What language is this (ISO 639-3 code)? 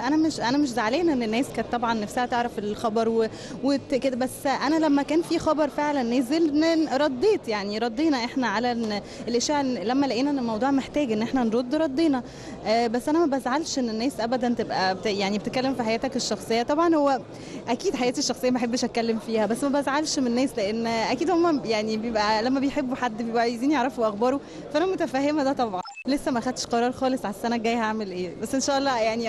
ara